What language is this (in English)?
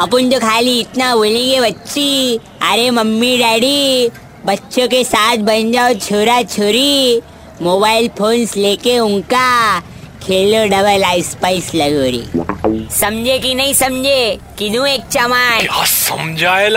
Hindi